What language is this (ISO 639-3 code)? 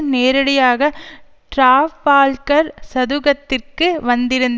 tam